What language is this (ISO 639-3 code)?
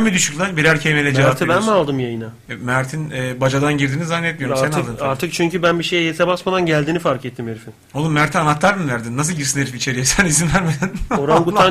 tur